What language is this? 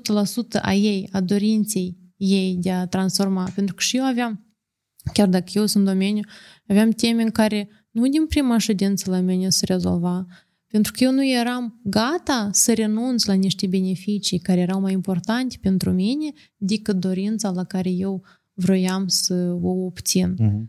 Romanian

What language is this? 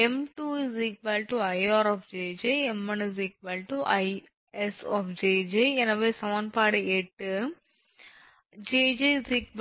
Tamil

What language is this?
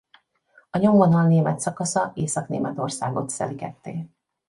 Hungarian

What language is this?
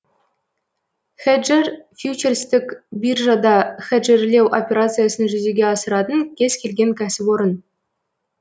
Kazakh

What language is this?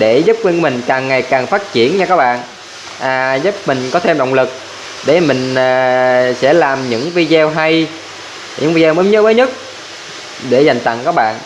Vietnamese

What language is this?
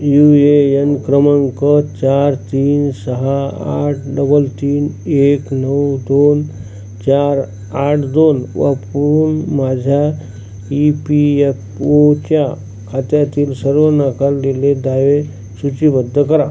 Marathi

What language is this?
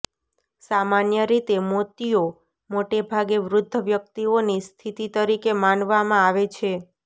Gujarati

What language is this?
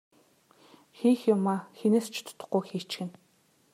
Mongolian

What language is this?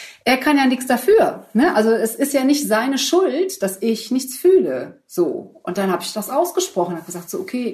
German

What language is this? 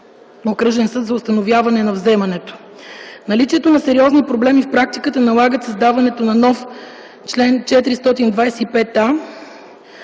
Bulgarian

